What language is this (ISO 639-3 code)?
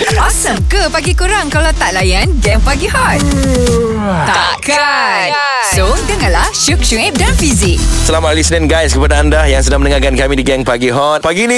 msa